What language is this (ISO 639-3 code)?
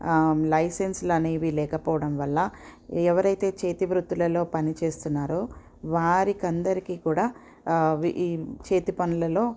tel